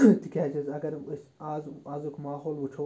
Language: Kashmiri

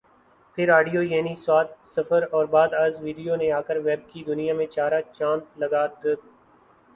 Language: Urdu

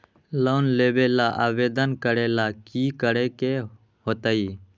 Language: Magahi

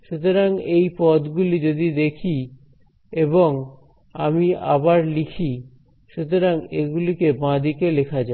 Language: Bangla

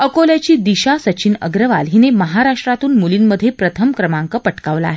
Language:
Marathi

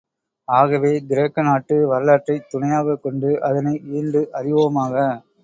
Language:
Tamil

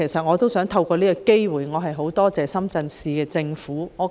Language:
Cantonese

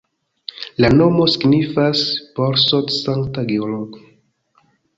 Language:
Esperanto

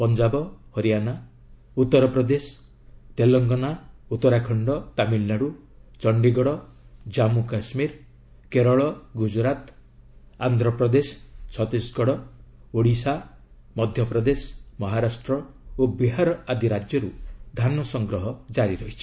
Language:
Odia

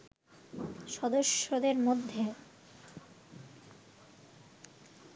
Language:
Bangla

